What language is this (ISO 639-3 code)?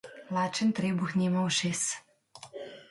slv